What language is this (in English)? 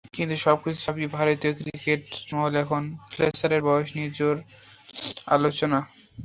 Bangla